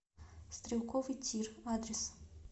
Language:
Russian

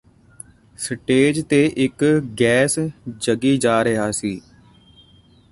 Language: Punjabi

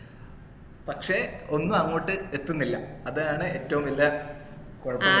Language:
Malayalam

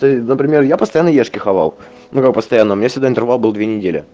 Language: Russian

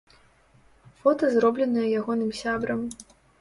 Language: Belarusian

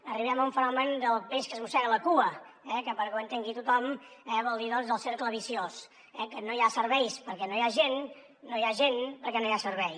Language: Catalan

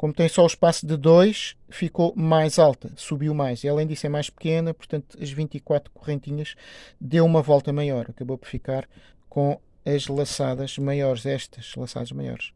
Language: Portuguese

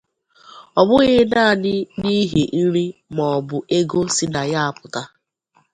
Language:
Igbo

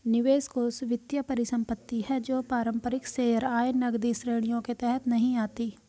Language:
Hindi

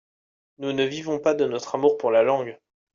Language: French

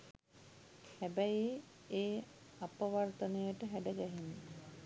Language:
Sinhala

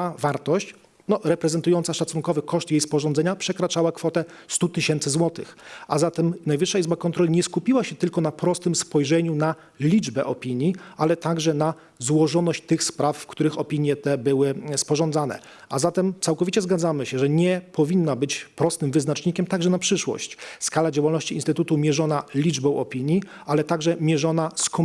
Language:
Polish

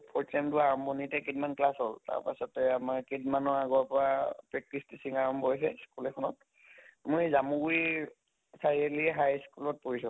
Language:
Assamese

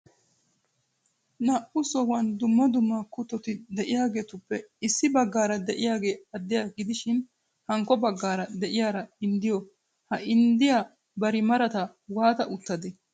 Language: Wolaytta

